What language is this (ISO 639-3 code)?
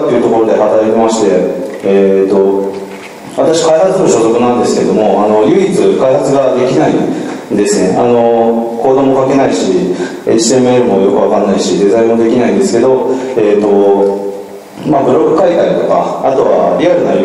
jpn